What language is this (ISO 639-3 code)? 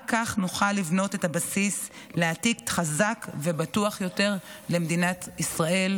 heb